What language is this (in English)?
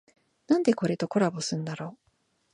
Japanese